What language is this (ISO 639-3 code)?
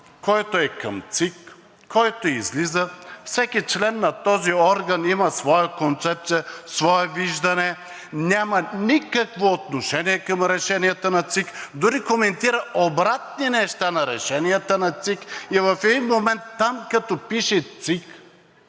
bul